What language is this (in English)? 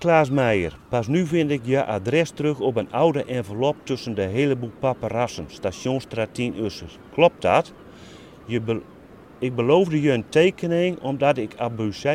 Dutch